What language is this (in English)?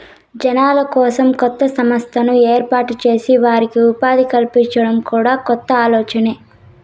Telugu